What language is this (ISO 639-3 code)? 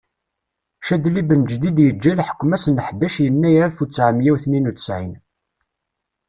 kab